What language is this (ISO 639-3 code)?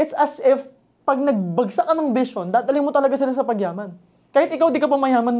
fil